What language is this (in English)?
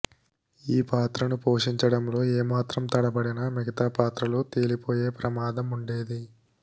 Telugu